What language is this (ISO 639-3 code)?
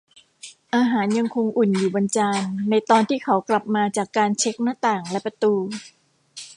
tha